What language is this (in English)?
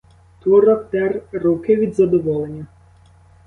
Ukrainian